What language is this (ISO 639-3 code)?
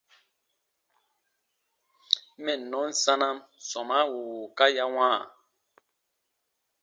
bba